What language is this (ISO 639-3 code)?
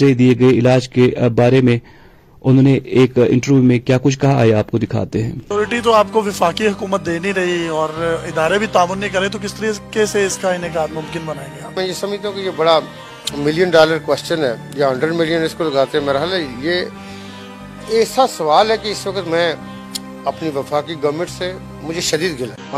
urd